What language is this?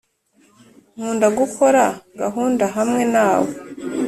Kinyarwanda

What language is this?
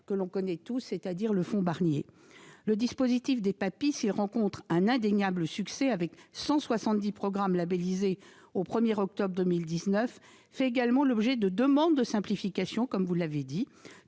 French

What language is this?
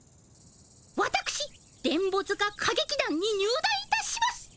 Japanese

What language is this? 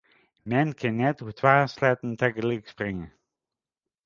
Western Frisian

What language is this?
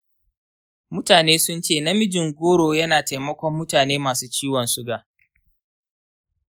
Hausa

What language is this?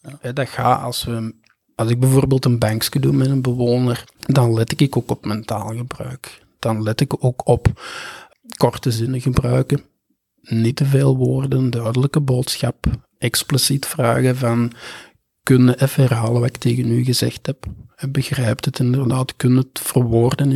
Dutch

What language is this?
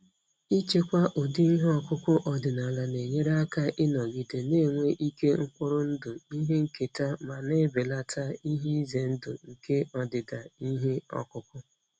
Igbo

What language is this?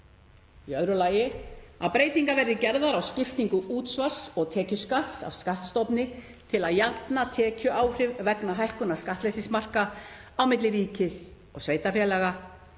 Icelandic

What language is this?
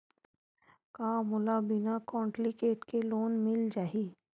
Chhattisgarhi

